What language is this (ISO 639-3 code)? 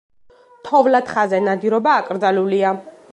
kat